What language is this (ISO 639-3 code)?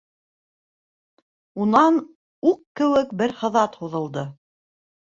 bak